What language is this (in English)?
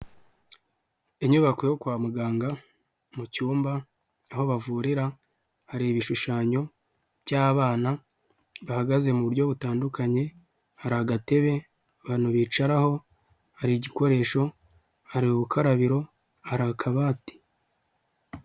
Kinyarwanda